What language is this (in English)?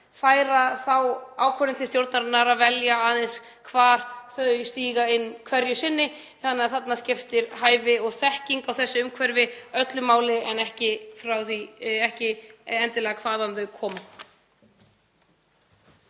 Icelandic